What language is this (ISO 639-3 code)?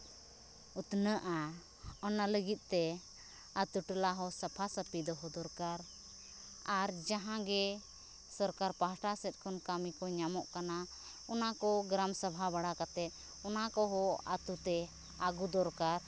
sat